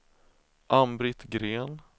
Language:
Swedish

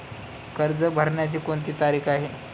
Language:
Marathi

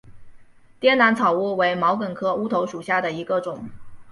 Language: Chinese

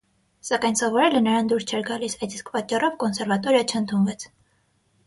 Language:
Armenian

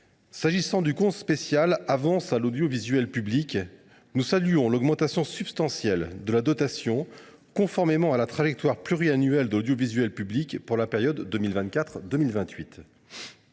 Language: French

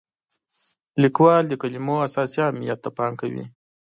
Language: Pashto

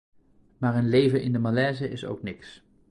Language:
Dutch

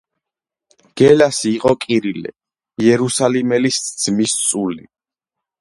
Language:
Georgian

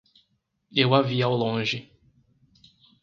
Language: Portuguese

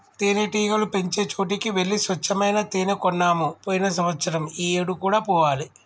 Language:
Telugu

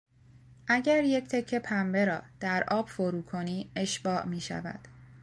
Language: Persian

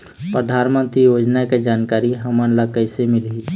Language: Chhattisgarhi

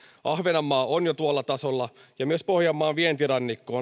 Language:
Finnish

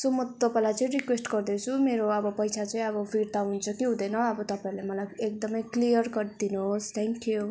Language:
Nepali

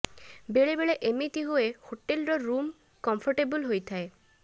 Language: Odia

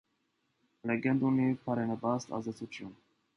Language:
Armenian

